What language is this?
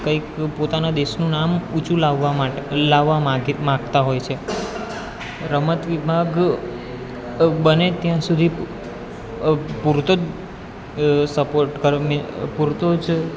Gujarati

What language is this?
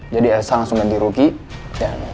Indonesian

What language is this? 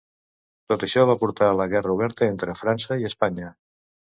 Catalan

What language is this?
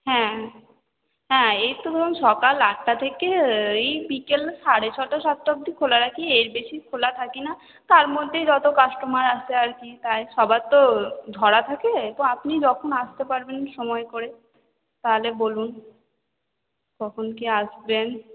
Bangla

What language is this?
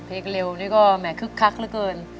Thai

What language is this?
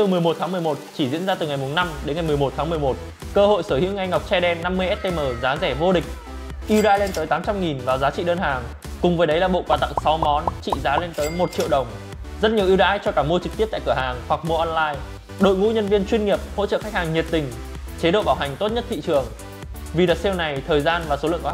Vietnamese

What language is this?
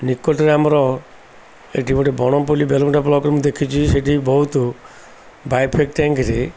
Odia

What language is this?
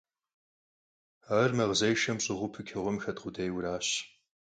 Kabardian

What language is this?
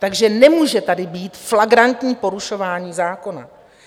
Czech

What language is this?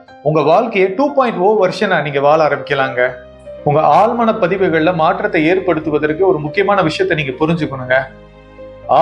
Tamil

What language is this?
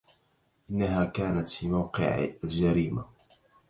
Arabic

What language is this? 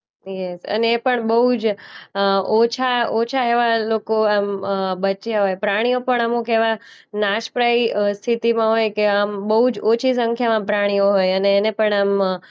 Gujarati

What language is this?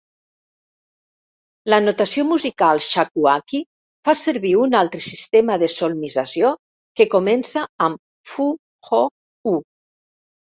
Catalan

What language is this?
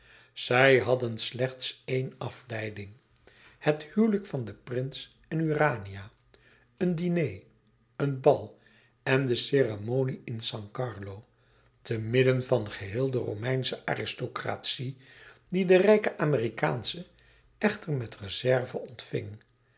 Dutch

